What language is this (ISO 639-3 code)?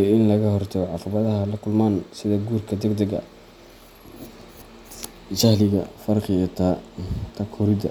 som